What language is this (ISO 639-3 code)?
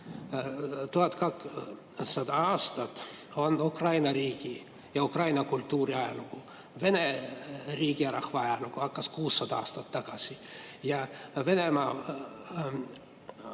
est